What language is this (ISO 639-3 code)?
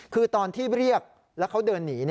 tha